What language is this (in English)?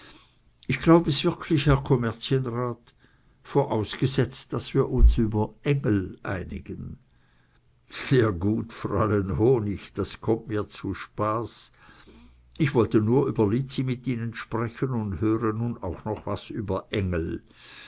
German